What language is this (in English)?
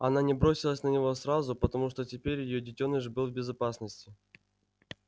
Russian